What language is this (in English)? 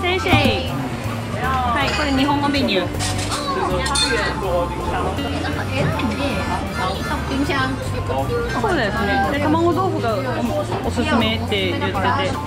Japanese